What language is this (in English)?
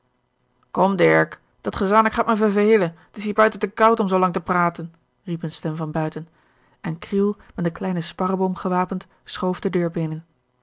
Dutch